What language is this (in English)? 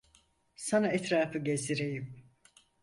Turkish